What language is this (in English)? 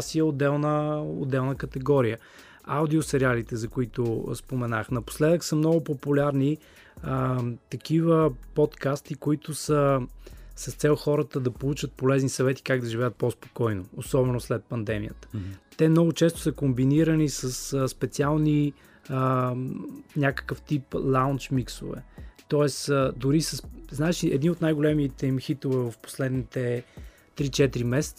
Bulgarian